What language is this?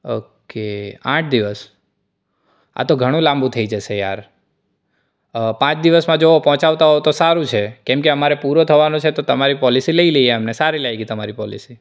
Gujarati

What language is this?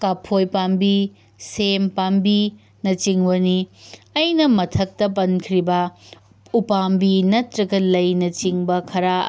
Manipuri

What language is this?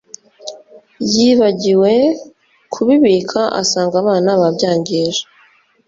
Kinyarwanda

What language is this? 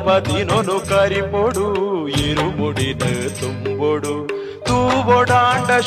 Kannada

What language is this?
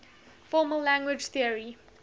English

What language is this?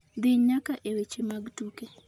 Luo (Kenya and Tanzania)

